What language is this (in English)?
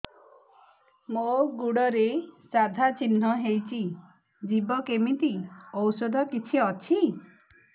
Odia